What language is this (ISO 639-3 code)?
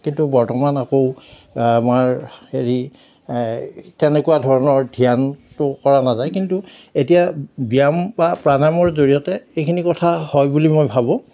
asm